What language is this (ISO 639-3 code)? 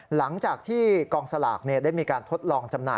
tha